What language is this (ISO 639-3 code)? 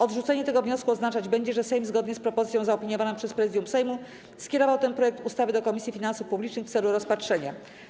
pol